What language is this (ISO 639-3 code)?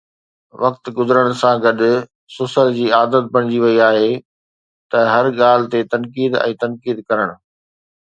snd